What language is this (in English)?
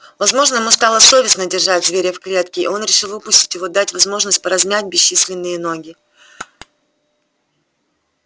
Russian